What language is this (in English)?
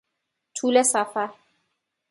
Persian